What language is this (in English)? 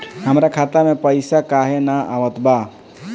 Bhojpuri